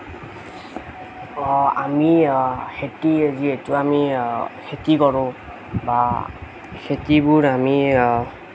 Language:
Assamese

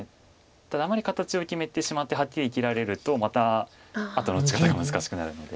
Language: Japanese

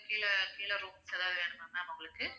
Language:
Tamil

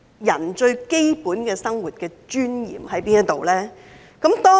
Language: Cantonese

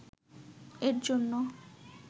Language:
Bangla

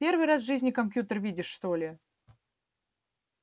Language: Russian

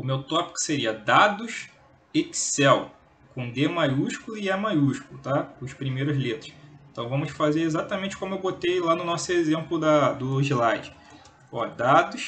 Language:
Portuguese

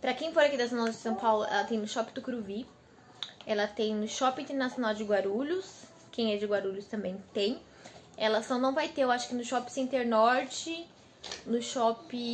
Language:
Portuguese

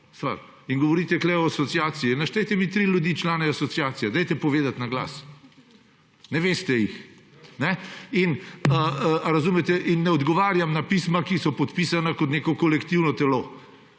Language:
Slovenian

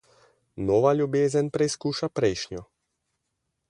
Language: Slovenian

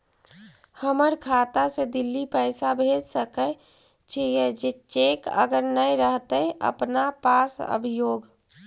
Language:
Magahi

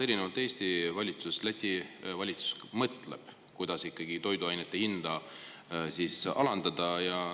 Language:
Estonian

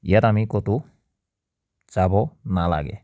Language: Assamese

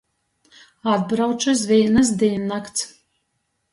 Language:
Latgalian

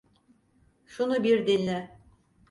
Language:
Turkish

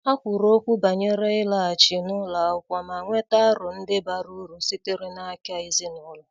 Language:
Igbo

